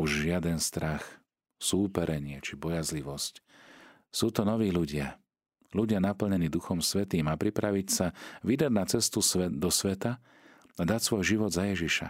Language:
Slovak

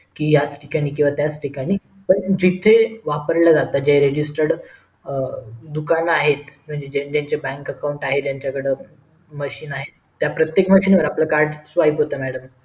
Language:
Marathi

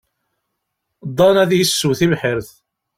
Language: Kabyle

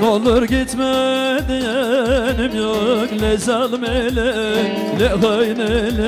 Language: Turkish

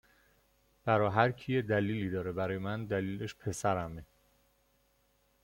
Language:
Persian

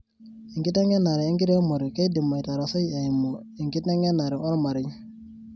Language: Masai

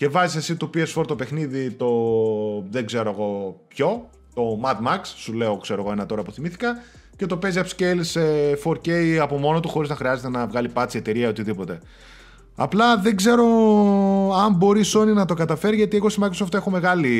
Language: Greek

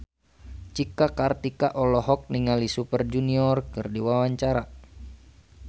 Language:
Sundanese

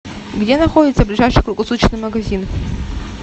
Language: Russian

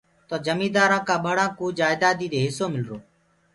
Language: Gurgula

